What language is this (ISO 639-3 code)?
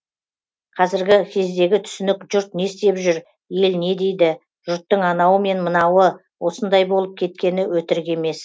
kaz